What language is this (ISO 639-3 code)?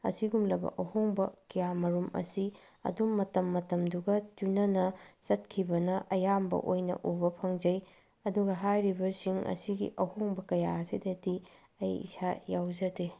mni